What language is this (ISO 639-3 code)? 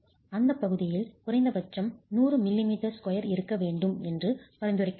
tam